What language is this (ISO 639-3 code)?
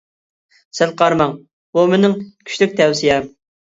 uig